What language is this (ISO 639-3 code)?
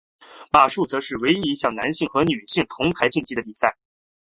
zho